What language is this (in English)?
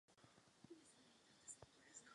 Czech